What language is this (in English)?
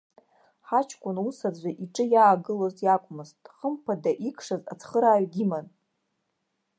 Abkhazian